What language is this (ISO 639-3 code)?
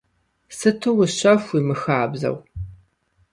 kbd